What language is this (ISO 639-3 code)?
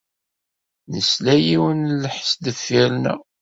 kab